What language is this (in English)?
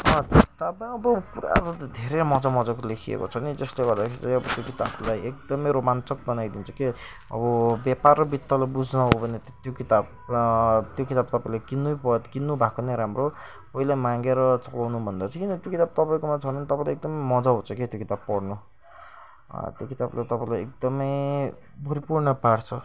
Nepali